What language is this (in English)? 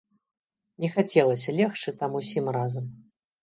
Belarusian